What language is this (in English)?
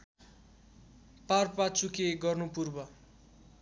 Nepali